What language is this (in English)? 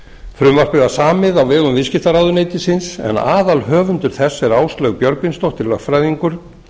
Icelandic